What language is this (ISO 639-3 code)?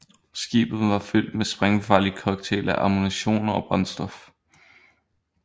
dan